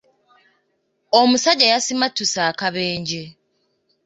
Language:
Ganda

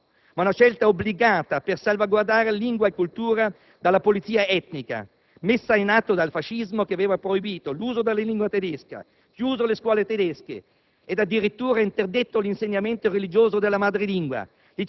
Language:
Italian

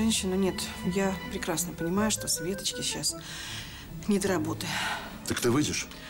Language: Russian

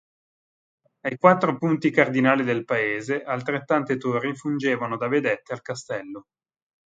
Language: Italian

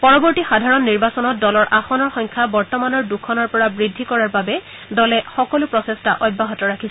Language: Assamese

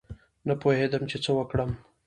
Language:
Pashto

